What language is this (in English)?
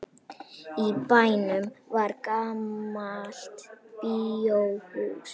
Icelandic